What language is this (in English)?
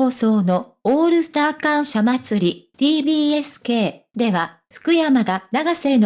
Japanese